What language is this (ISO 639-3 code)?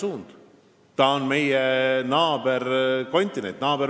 est